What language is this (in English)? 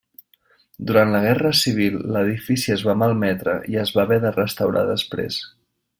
Catalan